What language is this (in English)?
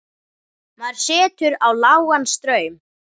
Icelandic